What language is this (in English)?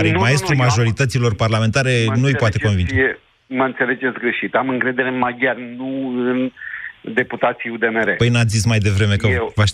Romanian